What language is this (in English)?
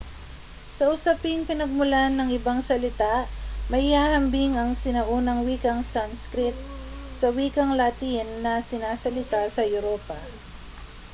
Filipino